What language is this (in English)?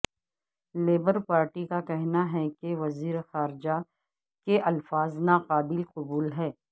Urdu